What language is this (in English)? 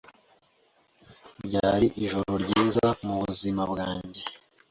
Kinyarwanda